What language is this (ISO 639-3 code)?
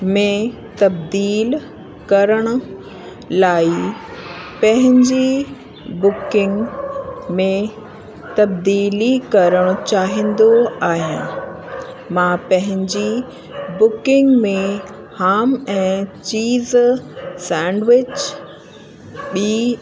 snd